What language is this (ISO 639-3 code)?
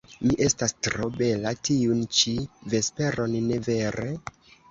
epo